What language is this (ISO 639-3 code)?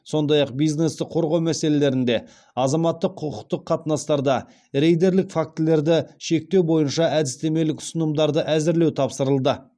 kaz